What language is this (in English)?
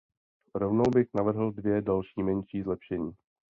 Czech